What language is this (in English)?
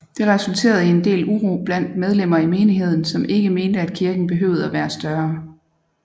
Danish